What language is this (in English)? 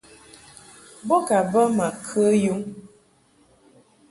Mungaka